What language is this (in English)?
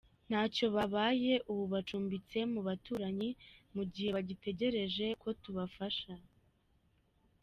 Kinyarwanda